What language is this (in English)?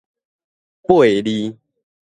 Min Nan Chinese